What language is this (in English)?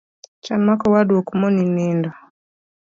Luo (Kenya and Tanzania)